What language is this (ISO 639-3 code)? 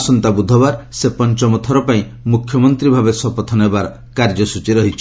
ori